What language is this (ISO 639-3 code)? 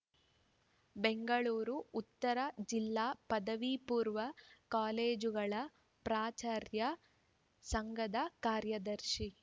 kan